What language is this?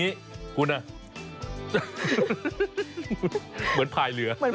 Thai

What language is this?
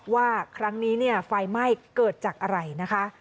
Thai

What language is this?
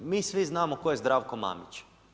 Croatian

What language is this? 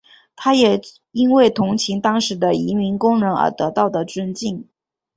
Chinese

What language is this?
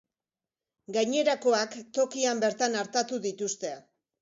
Basque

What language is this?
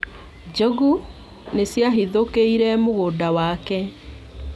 Kikuyu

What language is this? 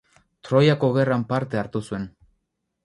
Basque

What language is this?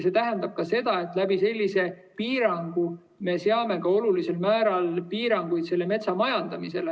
Estonian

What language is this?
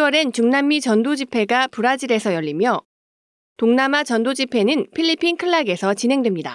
Korean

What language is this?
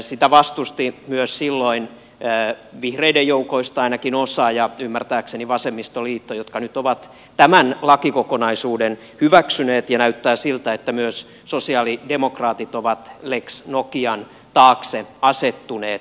Finnish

